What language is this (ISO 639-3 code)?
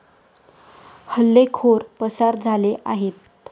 mar